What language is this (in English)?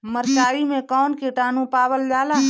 Bhojpuri